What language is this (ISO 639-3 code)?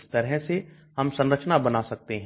hin